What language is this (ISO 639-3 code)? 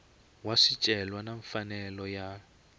tso